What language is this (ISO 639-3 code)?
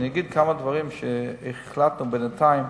heb